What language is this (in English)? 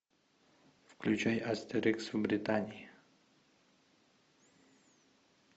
Russian